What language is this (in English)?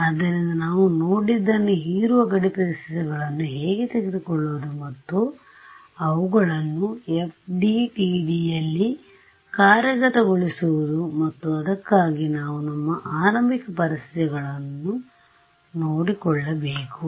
Kannada